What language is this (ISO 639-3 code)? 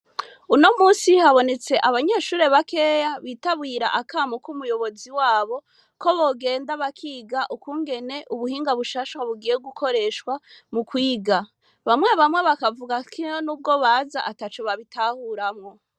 run